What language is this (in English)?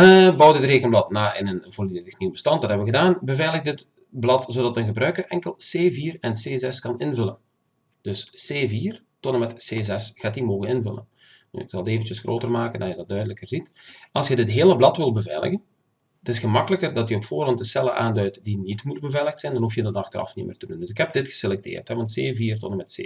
Dutch